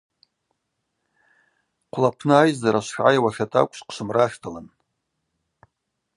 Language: Abaza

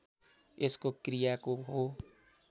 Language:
Nepali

